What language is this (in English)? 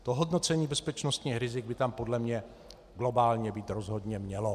Czech